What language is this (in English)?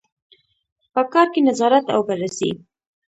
Pashto